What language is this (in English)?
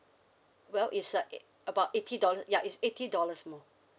English